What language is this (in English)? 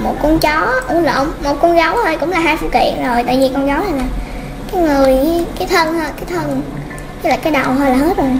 Vietnamese